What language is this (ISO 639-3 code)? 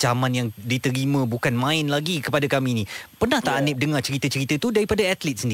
msa